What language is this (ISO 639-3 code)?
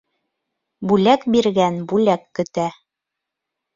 bak